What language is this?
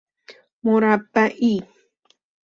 Persian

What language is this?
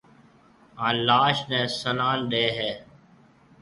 Marwari (Pakistan)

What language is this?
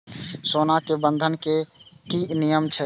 Maithili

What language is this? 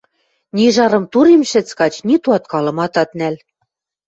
Western Mari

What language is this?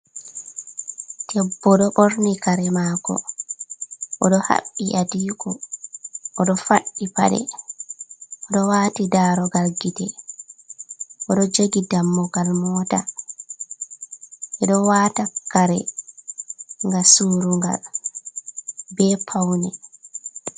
Fula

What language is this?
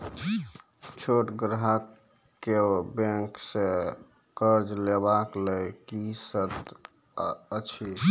Maithili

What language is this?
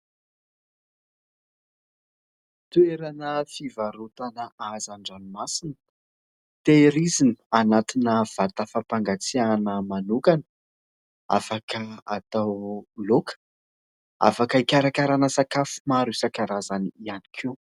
Malagasy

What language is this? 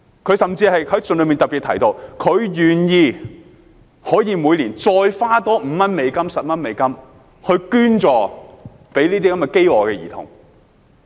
Cantonese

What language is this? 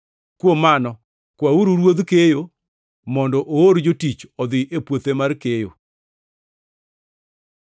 Luo (Kenya and Tanzania)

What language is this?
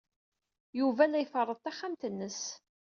Kabyle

